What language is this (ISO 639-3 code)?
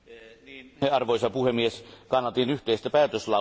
fin